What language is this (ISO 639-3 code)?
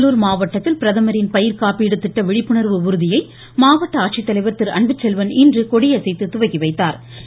tam